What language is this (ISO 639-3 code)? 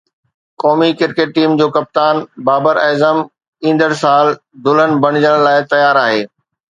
snd